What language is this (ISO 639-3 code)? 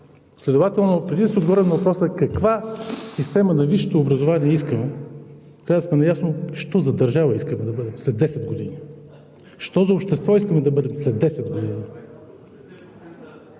bul